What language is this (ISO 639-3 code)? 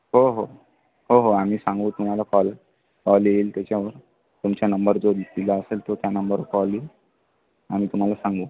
mar